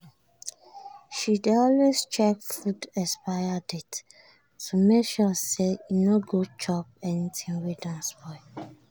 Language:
Nigerian Pidgin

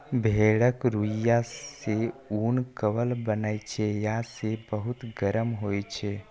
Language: Maithili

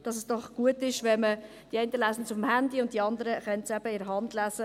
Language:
Swiss German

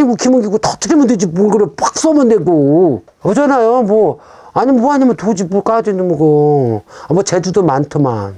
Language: Korean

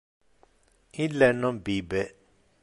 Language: Interlingua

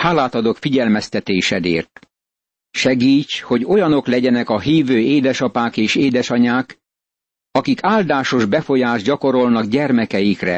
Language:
Hungarian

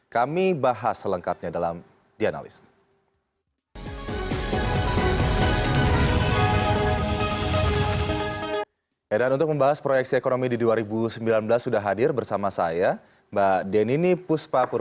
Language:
Indonesian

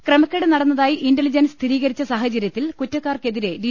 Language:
Malayalam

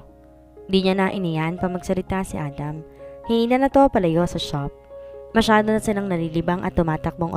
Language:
Filipino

